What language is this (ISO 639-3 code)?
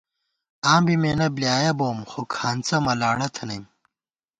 gwt